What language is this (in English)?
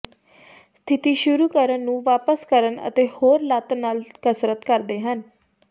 Punjabi